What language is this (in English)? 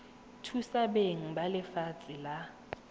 Tswana